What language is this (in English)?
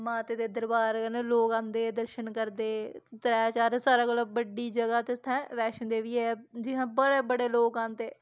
Dogri